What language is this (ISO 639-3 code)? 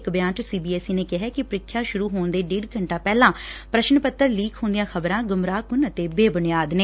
pan